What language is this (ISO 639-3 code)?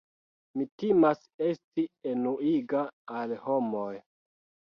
epo